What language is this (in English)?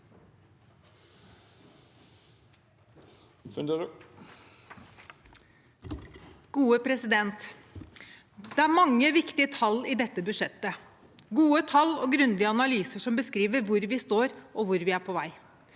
Norwegian